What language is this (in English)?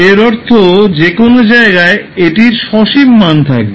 Bangla